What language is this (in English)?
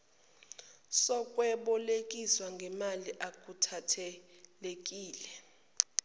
Zulu